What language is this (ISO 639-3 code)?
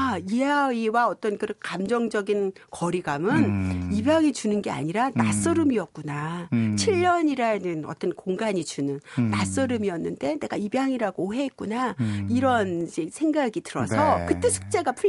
kor